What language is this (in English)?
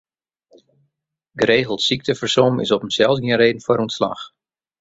Western Frisian